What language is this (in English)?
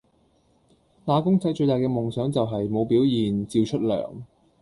Cantonese